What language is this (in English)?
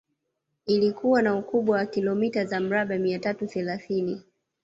Swahili